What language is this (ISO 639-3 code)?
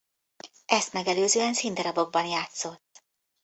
hun